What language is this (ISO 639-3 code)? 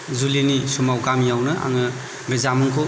brx